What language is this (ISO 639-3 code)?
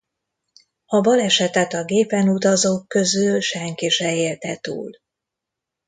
hun